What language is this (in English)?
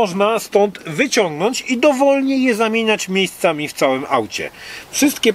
Polish